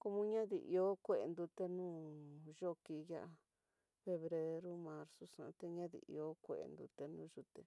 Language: Tidaá Mixtec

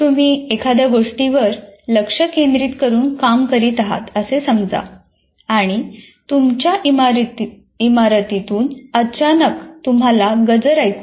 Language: Marathi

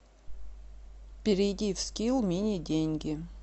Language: Russian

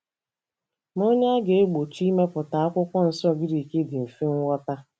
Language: Igbo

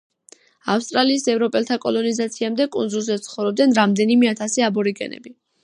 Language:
Georgian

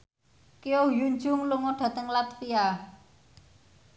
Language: Javanese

